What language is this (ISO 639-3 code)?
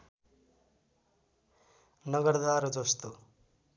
nep